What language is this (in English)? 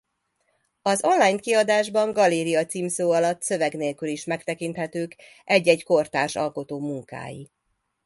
Hungarian